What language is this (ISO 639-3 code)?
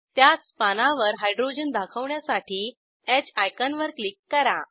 mar